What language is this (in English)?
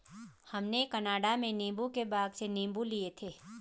Hindi